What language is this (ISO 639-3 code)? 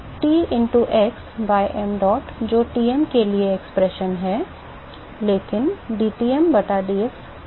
hin